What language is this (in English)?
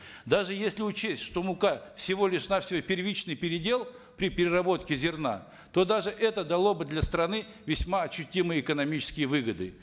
Kazakh